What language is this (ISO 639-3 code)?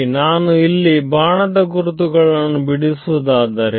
kan